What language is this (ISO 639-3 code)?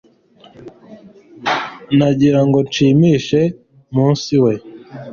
kin